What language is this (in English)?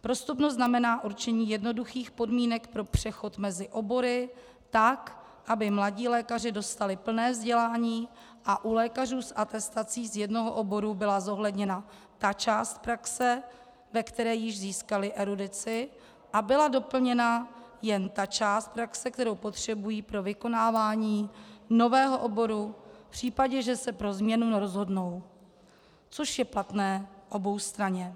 Czech